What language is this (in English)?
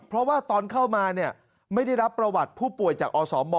Thai